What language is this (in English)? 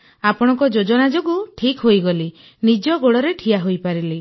Odia